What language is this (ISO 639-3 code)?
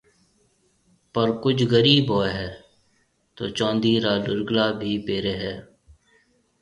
mve